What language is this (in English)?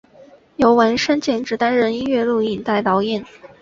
Chinese